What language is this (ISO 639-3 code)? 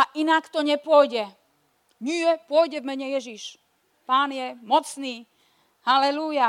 slk